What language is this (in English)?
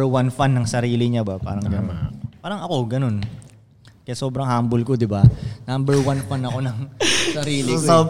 Filipino